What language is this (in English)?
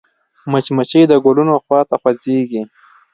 Pashto